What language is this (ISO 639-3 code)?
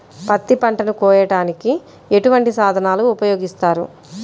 tel